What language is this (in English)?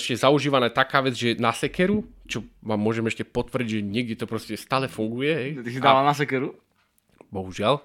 Slovak